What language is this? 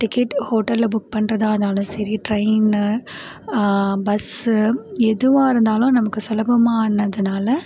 Tamil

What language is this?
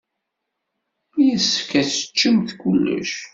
Kabyle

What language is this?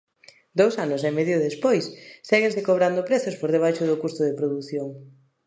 Galician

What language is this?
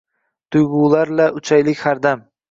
Uzbek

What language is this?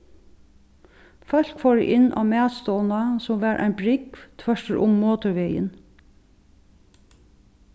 Faroese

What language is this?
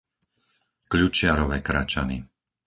Slovak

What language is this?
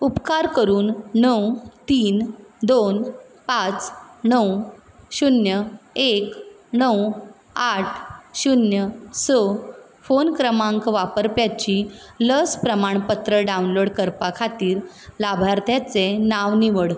Konkani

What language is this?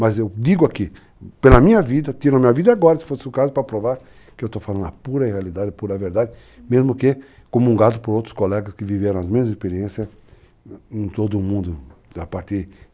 Portuguese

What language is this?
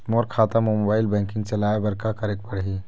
Chhattisgarhi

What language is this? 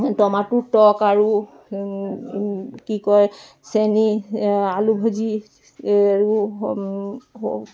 Assamese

